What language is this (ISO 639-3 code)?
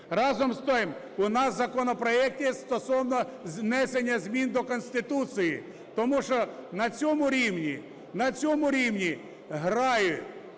ukr